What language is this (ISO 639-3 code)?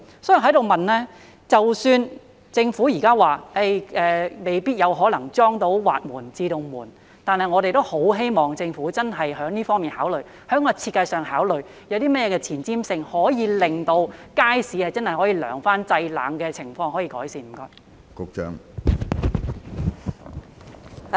yue